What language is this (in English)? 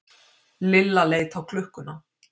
Icelandic